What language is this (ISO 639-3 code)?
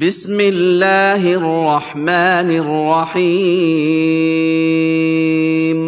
ara